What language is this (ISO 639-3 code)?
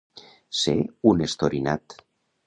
cat